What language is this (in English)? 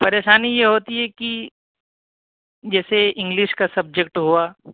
Urdu